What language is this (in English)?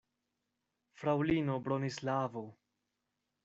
Esperanto